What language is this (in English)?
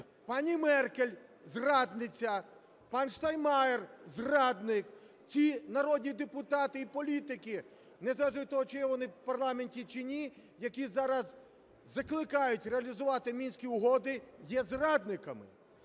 Ukrainian